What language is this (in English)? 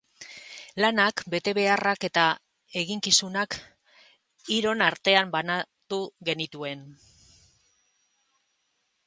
Basque